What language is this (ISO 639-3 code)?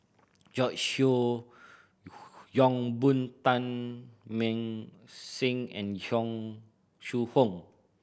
eng